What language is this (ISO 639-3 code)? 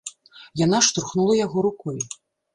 bel